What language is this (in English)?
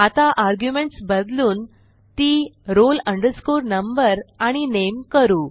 Marathi